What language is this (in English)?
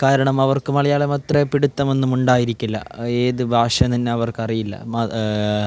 Malayalam